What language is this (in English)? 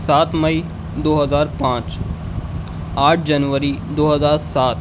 Urdu